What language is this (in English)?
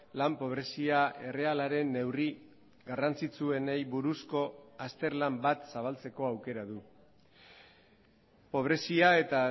Basque